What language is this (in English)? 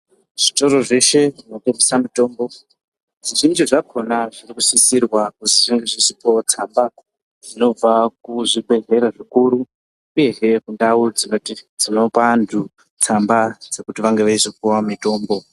Ndau